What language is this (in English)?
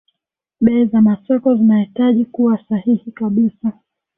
Swahili